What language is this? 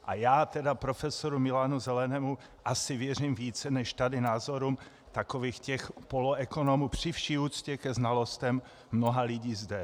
Czech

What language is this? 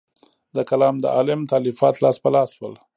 Pashto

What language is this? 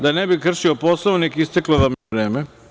Serbian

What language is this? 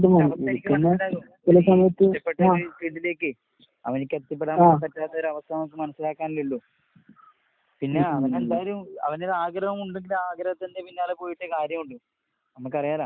Malayalam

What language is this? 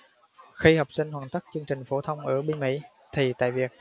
Vietnamese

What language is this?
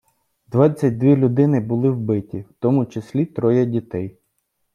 Ukrainian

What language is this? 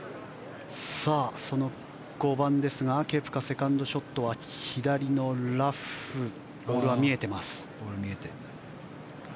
Japanese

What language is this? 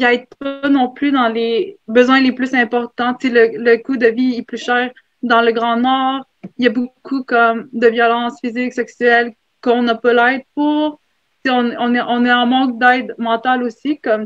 French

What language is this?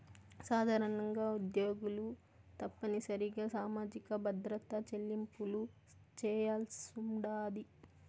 Telugu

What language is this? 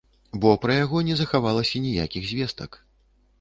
Belarusian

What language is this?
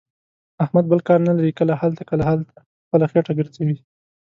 Pashto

